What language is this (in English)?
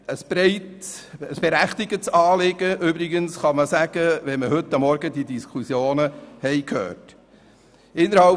Swiss German